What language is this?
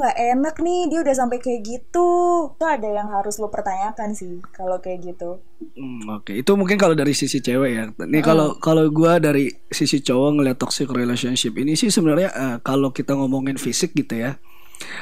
Indonesian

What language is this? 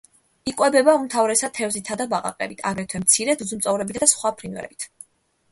Georgian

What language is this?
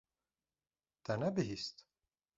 Kurdish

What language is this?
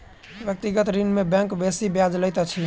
Maithili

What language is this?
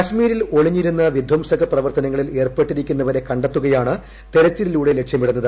Malayalam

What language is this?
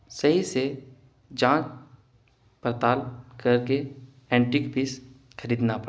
Urdu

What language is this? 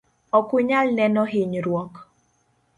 Luo (Kenya and Tanzania)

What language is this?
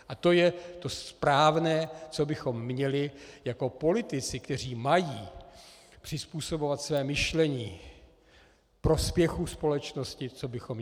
Czech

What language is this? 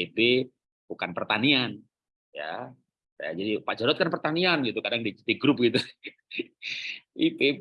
Indonesian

